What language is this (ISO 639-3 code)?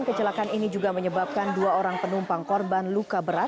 ind